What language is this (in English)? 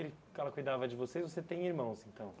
Portuguese